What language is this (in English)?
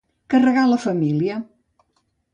Catalan